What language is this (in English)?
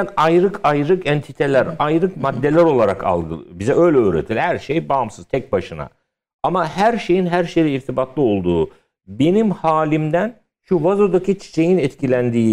Turkish